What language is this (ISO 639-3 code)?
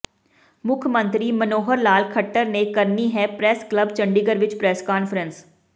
pan